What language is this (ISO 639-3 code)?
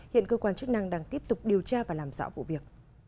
vie